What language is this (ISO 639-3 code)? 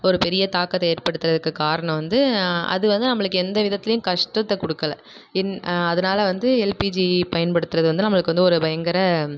tam